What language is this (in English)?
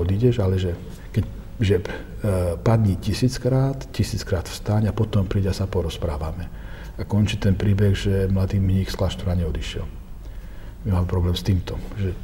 Slovak